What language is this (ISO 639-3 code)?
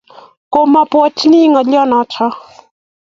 kln